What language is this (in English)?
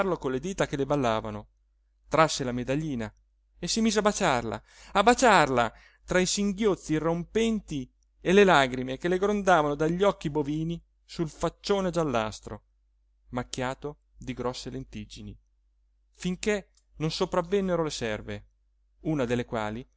Italian